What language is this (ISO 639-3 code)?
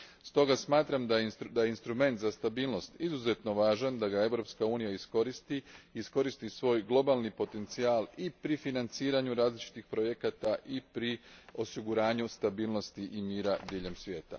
hrv